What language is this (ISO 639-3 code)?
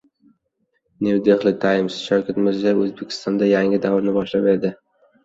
uzb